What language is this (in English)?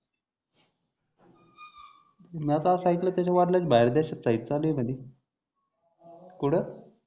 Marathi